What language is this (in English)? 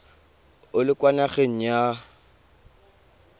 Tswana